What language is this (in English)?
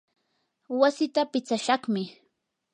Yanahuanca Pasco Quechua